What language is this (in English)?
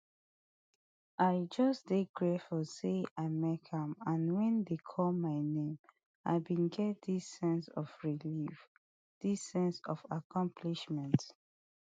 Nigerian Pidgin